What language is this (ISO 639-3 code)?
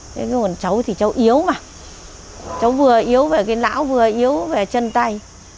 vie